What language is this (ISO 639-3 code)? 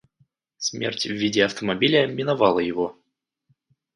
rus